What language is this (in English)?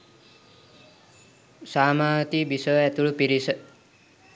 Sinhala